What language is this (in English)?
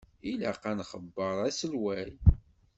Kabyle